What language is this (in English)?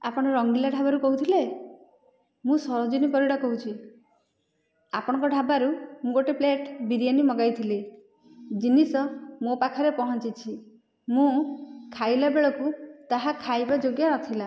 Odia